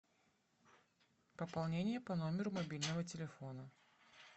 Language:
Russian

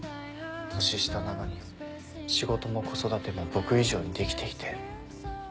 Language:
Japanese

